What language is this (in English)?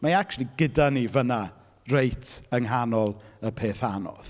Welsh